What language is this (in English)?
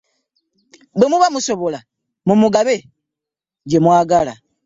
Ganda